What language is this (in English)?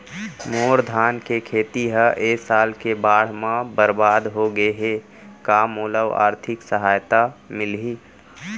Chhattisgarhi